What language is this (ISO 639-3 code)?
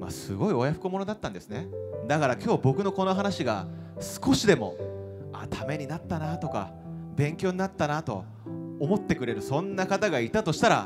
jpn